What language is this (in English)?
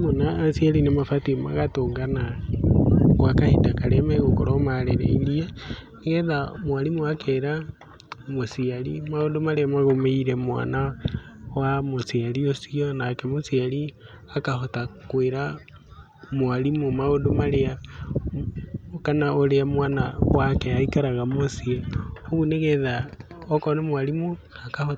Kikuyu